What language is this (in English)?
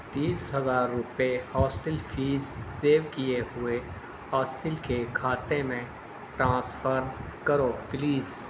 Urdu